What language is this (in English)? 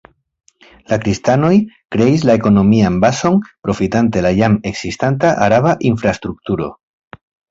Esperanto